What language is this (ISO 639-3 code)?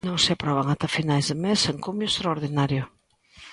glg